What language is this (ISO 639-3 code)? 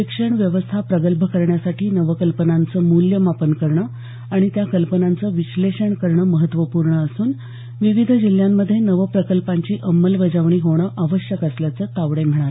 mar